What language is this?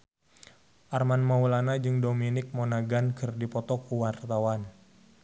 Sundanese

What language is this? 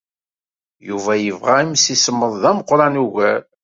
Kabyle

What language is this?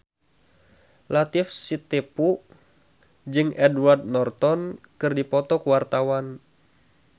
Sundanese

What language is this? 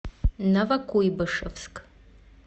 Russian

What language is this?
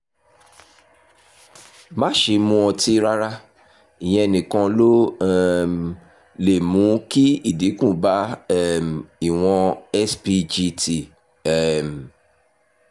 Yoruba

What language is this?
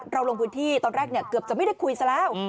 Thai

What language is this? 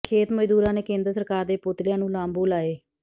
Punjabi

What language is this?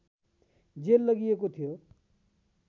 Nepali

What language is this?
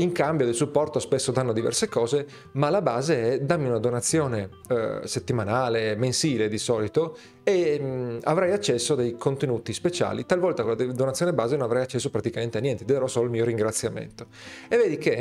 Italian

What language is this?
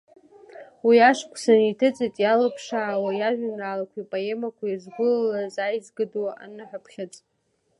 Abkhazian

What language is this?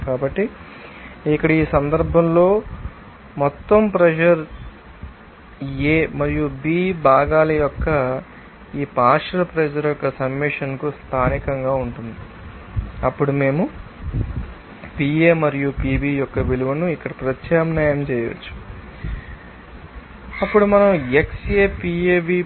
Telugu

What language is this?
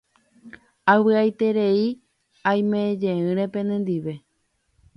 Guarani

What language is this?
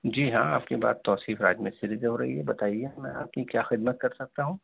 Urdu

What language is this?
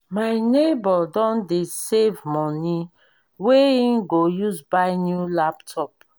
Nigerian Pidgin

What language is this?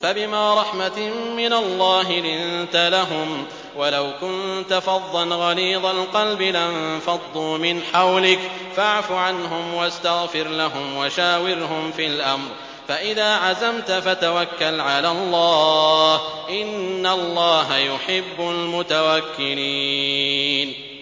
Arabic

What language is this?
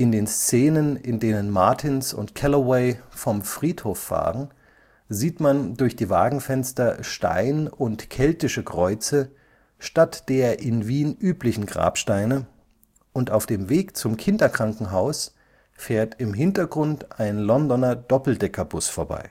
German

